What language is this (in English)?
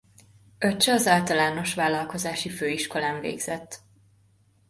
Hungarian